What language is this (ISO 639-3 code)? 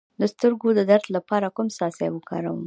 pus